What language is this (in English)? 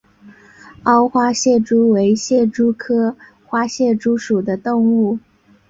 Chinese